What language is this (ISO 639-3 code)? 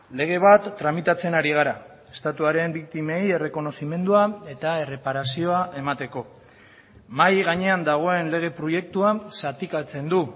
eus